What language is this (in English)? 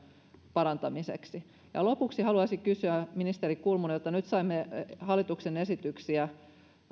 Finnish